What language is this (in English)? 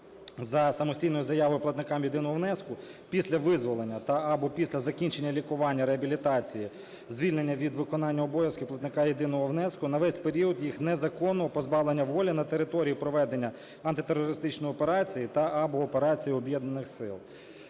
Ukrainian